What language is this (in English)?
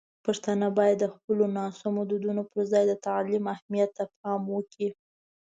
Pashto